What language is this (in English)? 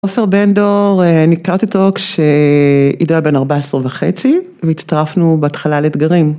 Hebrew